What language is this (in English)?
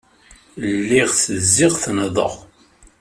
Kabyle